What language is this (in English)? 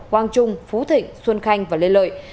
Vietnamese